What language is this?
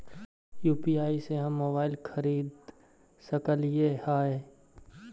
Magahi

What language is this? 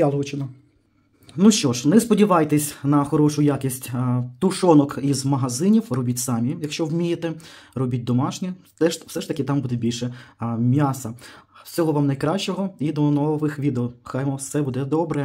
Ukrainian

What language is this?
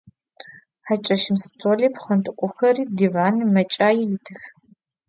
Adyghe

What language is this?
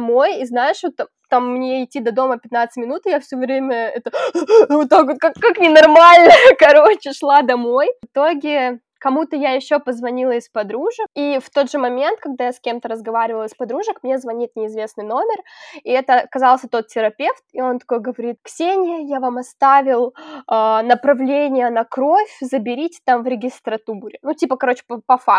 Russian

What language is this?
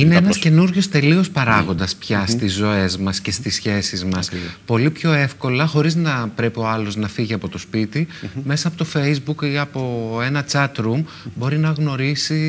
Greek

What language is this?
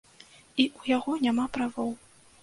Belarusian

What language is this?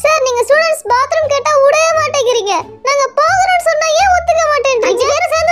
Turkish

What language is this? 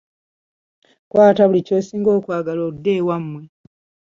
Ganda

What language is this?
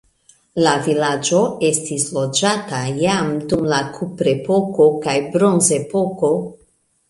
Esperanto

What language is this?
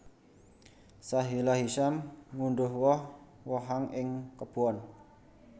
Javanese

